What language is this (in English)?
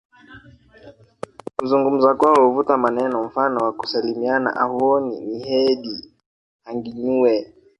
Swahili